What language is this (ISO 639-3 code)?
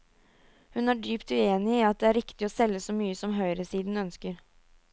nor